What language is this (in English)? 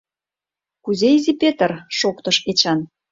Mari